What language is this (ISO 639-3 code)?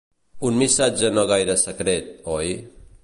cat